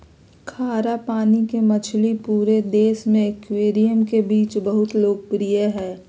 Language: Magahi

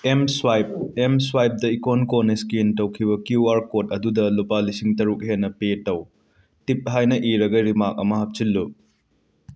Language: Manipuri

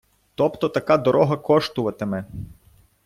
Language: Ukrainian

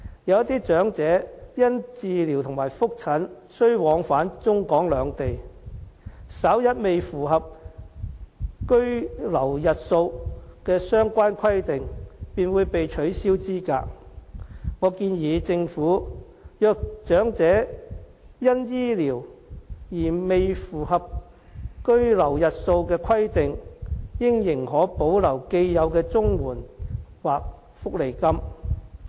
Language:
Cantonese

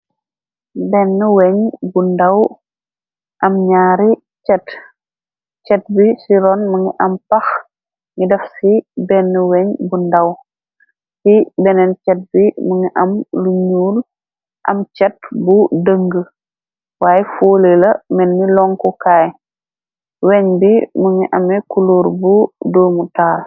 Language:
Wolof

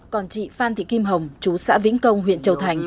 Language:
Vietnamese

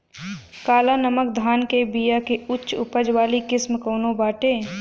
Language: Bhojpuri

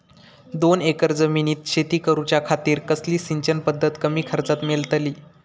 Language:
Marathi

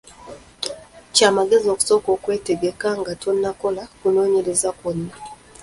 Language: Ganda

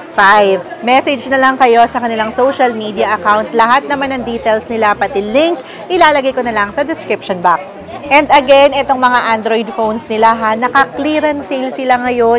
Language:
Filipino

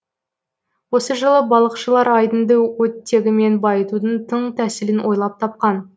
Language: Kazakh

